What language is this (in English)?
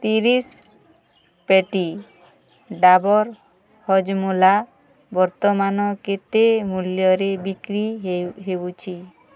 Odia